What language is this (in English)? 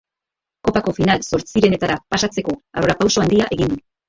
Basque